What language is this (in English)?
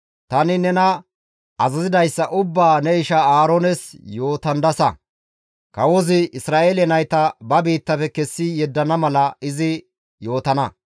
Gamo